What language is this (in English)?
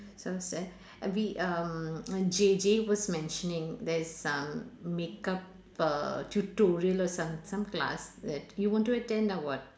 English